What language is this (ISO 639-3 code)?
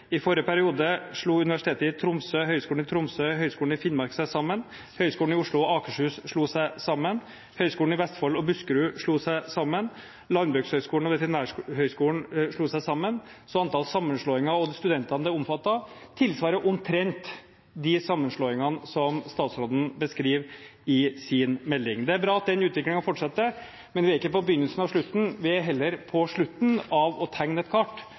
nob